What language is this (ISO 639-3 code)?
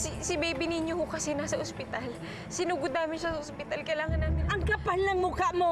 fil